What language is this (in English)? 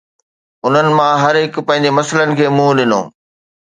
Sindhi